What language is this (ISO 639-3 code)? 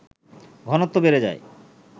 ben